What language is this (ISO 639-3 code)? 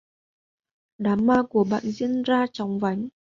vie